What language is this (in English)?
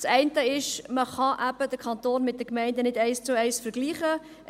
Swiss German